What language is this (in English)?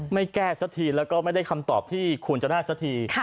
Thai